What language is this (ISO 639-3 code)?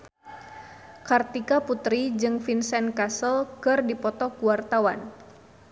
sun